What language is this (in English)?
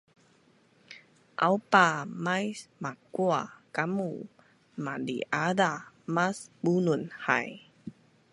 Bunun